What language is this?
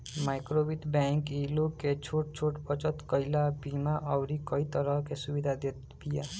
Bhojpuri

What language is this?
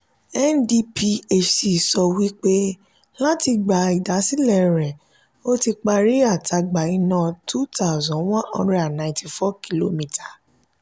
Yoruba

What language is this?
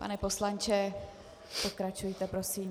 Czech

